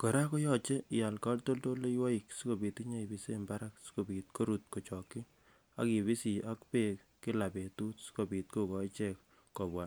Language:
Kalenjin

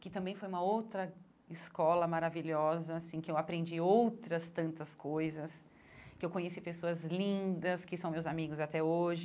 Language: Portuguese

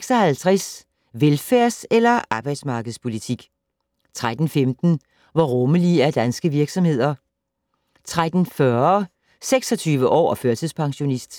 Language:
Danish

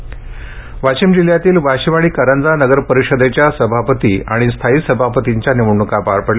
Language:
Marathi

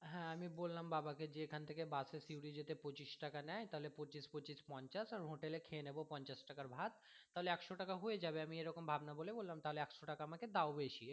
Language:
Bangla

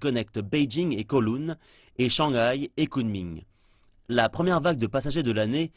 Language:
French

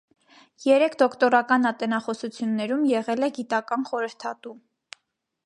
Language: Armenian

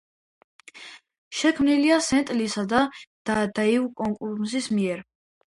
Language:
Georgian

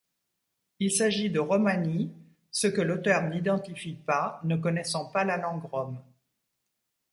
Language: French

